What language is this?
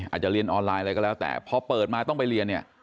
Thai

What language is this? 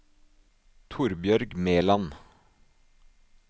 Norwegian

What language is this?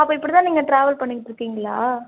Tamil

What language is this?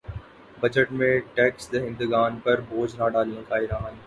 Urdu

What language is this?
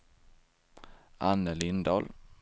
Swedish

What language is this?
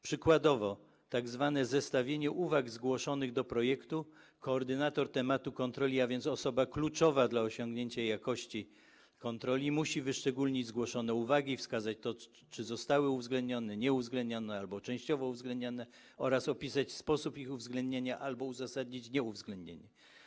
Polish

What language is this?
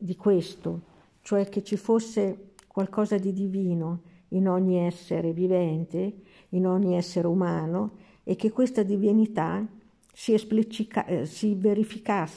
Italian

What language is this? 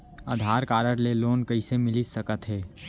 Chhattisgarhi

